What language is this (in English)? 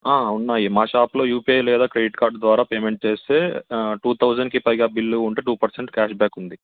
Telugu